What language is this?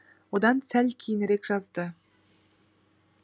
Kazakh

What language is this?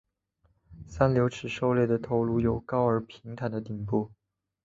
Chinese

